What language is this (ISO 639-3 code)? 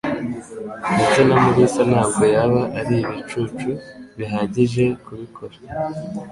kin